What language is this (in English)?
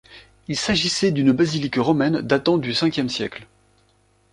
French